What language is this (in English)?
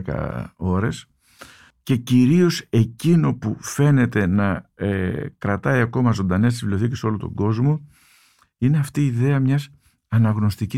Greek